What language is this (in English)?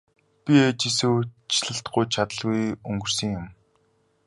Mongolian